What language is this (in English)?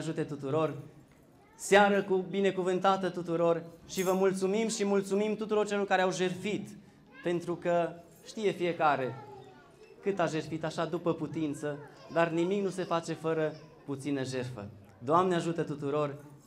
Romanian